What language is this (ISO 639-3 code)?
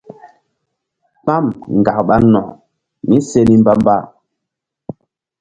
mdd